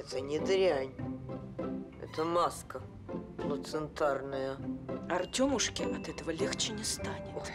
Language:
Russian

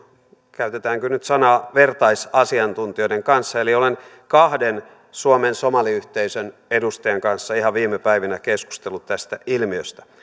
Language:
Finnish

